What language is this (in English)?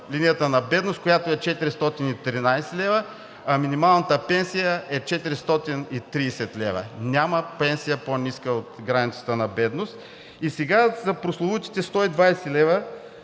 Bulgarian